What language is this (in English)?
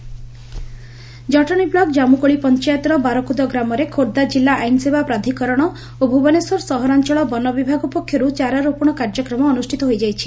Odia